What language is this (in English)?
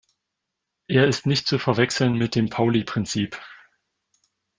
German